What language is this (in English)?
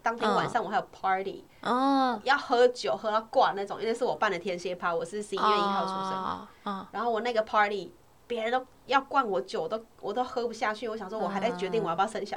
Chinese